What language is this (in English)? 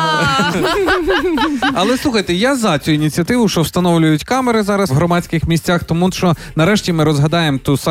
Ukrainian